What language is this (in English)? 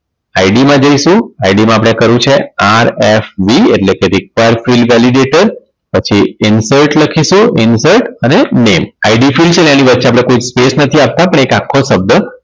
Gujarati